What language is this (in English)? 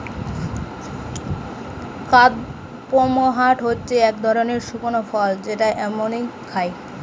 Bangla